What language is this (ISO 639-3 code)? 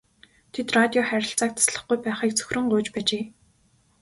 mon